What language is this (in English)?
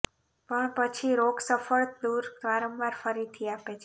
Gujarati